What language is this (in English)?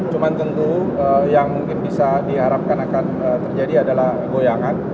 Indonesian